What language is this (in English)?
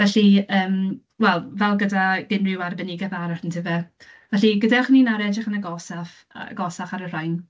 Welsh